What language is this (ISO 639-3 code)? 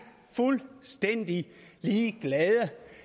dan